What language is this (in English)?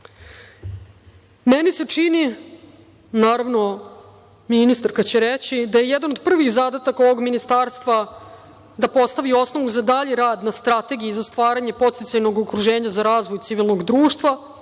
Serbian